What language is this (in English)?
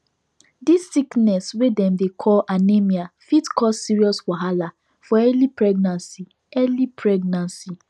Nigerian Pidgin